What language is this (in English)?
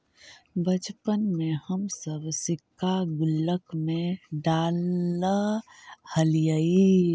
Magahi